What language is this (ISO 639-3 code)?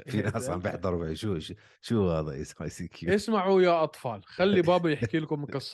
ara